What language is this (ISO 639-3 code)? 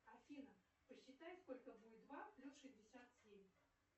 rus